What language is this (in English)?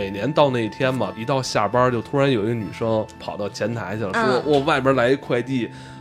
Chinese